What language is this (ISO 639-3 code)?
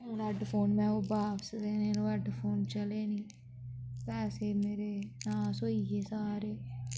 doi